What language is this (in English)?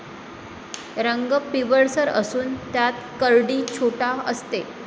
Marathi